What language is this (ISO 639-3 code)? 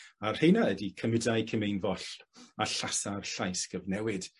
cym